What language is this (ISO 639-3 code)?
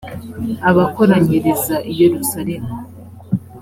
kin